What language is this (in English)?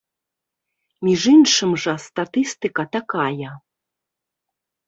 Belarusian